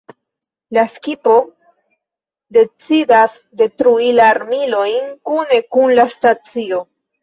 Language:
Esperanto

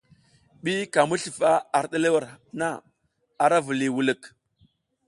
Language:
South Giziga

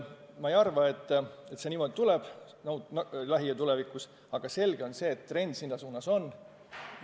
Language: Estonian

